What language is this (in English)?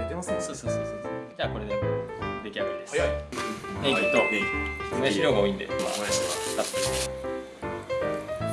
Japanese